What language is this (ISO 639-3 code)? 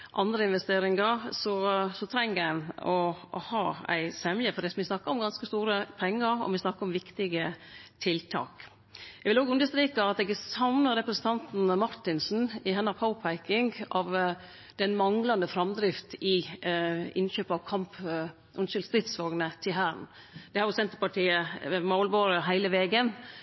nno